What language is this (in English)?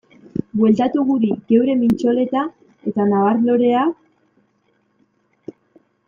Basque